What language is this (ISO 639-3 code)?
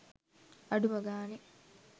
sin